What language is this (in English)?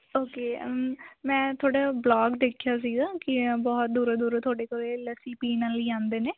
Punjabi